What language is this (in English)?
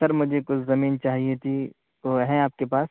Urdu